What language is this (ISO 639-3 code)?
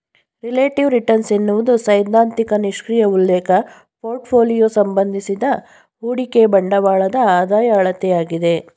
kan